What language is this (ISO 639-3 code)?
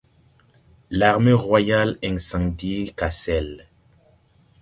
fra